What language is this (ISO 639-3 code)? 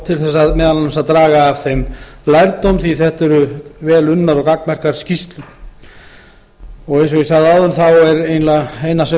isl